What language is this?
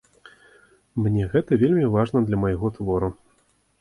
Belarusian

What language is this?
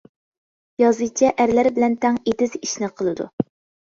Uyghur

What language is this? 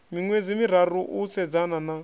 Venda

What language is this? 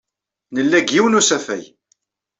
Kabyle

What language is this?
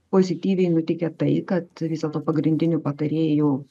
Lithuanian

